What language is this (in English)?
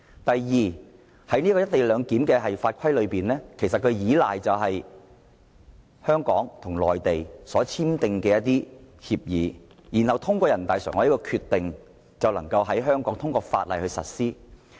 Cantonese